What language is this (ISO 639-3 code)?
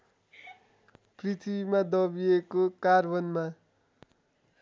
nep